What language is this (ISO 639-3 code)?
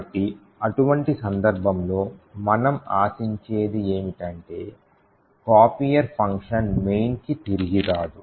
tel